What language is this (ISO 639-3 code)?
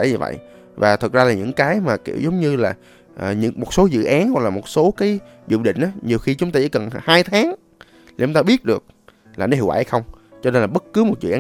vie